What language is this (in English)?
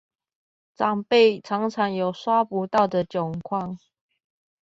Chinese